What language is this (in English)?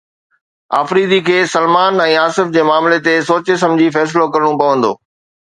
Sindhi